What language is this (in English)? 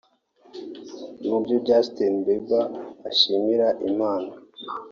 Kinyarwanda